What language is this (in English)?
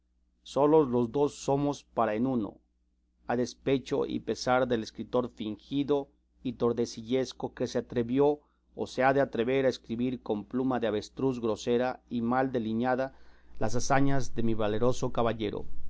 Spanish